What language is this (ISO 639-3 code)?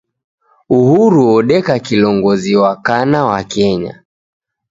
dav